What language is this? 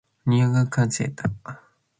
Matsés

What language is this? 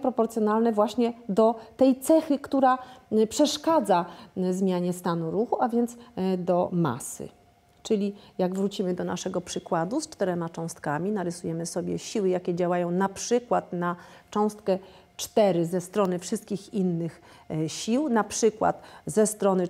Polish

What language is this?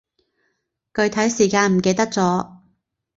Cantonese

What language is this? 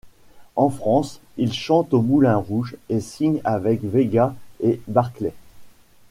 French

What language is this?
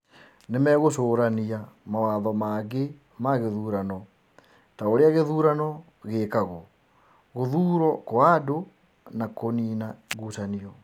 Kikuyu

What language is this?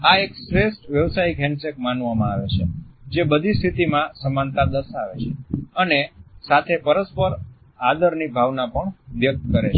Gujarati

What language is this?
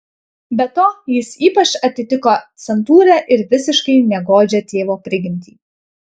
Lithuanian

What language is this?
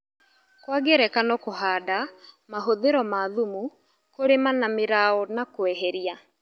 Kikuyu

